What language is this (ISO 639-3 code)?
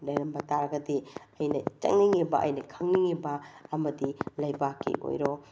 mni